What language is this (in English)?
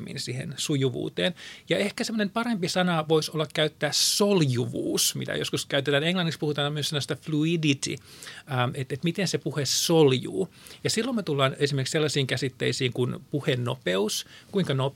Finnish